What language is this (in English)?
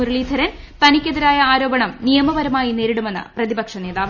Malayalam